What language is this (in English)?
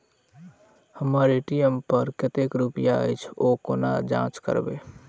Maithili